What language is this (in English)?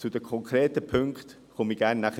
Swiss German